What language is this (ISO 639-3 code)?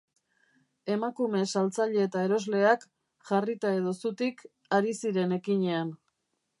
eus